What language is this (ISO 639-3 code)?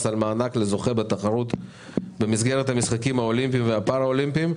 heb